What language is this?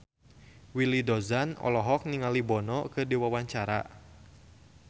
Sundanese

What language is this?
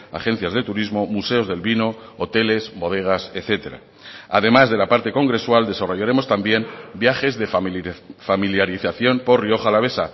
Spanish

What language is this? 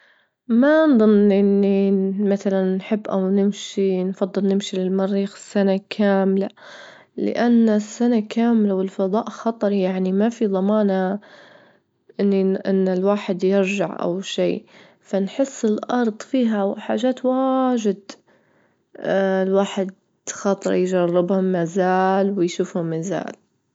Libyan Arabic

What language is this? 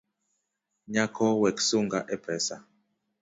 Luo (Kenya and Tanzania)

